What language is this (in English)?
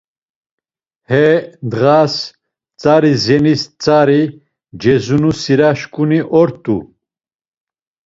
Laz